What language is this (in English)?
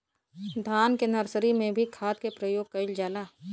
Bhojpuri